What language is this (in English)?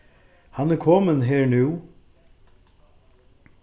Faroese